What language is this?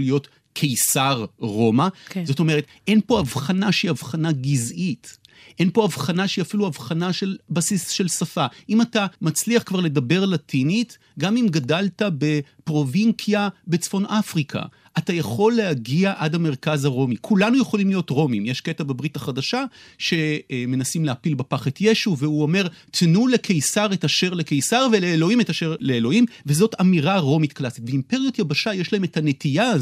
Hebrew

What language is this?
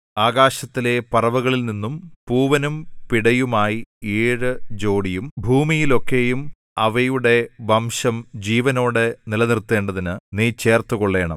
Malayalam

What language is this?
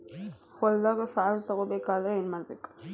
Kannada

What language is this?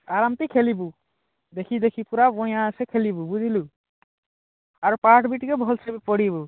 Odia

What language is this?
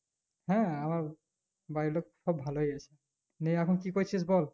Bangla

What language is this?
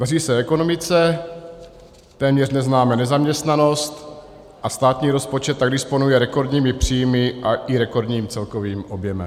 Czech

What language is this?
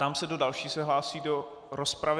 Czech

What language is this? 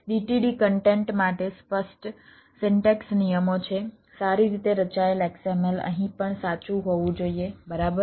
Gujarati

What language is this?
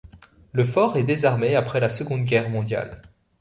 French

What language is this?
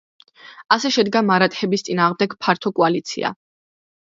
Georgian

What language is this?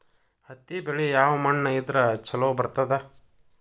Kannada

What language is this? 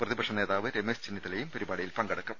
Malayalam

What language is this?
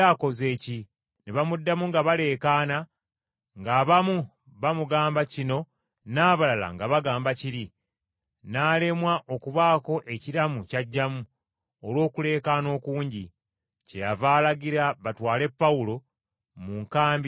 Ganda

